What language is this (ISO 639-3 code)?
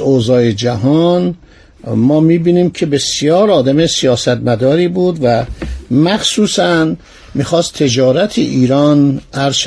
fas